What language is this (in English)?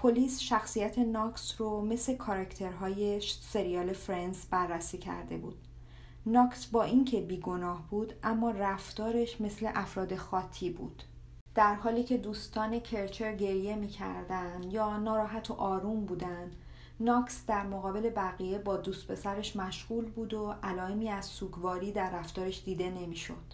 Persian